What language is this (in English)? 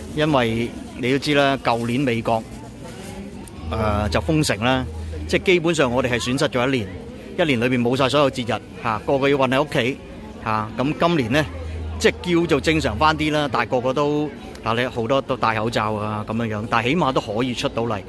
Chinese